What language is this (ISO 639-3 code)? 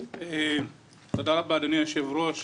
heb